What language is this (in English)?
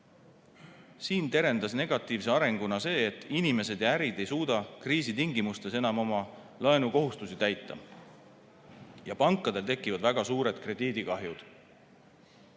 Estonian